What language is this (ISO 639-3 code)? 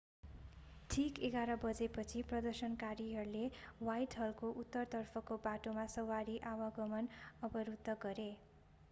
nep